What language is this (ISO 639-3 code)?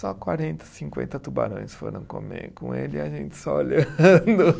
por